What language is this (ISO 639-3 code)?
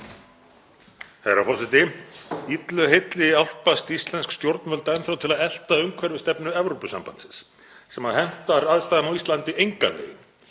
isl